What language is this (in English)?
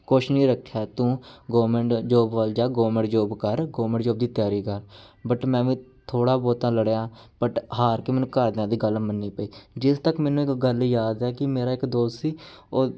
Punjabi